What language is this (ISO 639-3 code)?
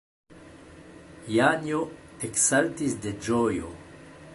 epo